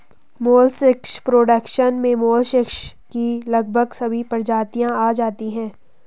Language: Hindi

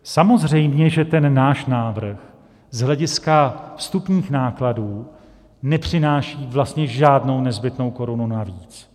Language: Czech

